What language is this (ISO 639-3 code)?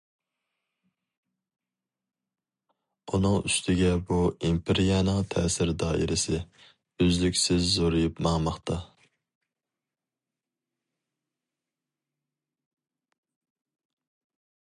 uig